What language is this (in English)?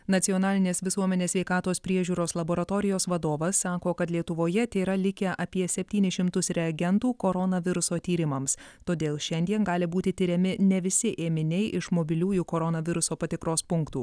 Lithuanian